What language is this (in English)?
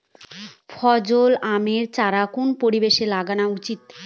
Bangla